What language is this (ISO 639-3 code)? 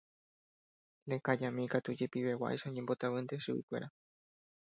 grn